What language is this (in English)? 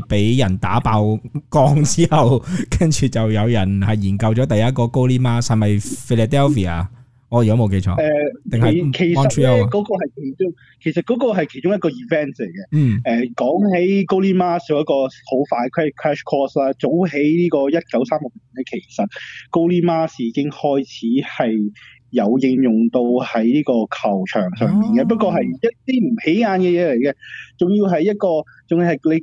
Chinese